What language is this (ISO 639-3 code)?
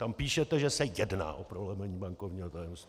ces